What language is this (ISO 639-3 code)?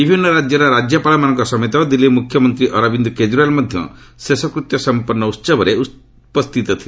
ori